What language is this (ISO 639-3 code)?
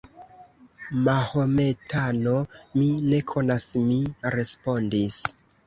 epo